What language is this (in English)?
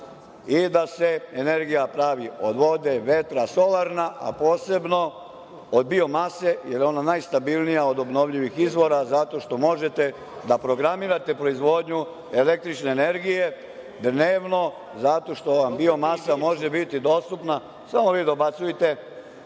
Serbian